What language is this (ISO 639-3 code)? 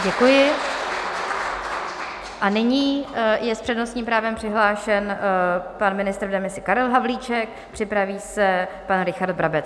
ces